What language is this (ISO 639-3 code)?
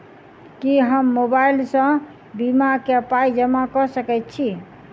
mai